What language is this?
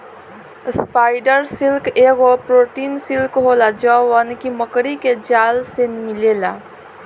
Bhojpuri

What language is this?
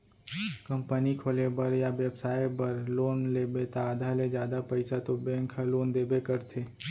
Chhattisgarhi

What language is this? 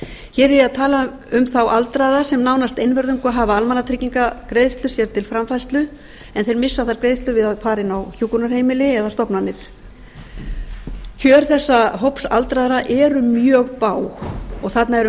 Icelandic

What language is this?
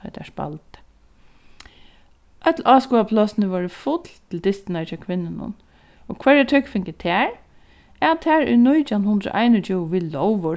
Faroese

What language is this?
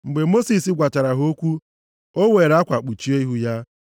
Igbo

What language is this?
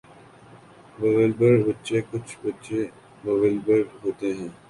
Urdu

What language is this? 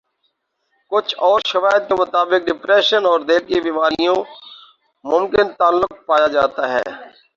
Urdu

